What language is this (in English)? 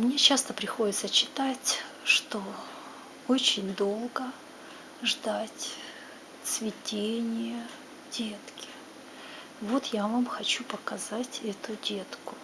Russian